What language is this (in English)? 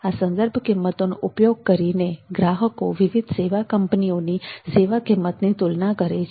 Gujarati